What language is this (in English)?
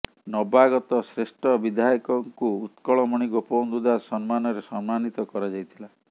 Odia